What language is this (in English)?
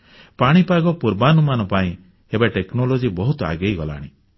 Odia